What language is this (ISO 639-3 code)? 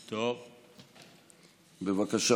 heb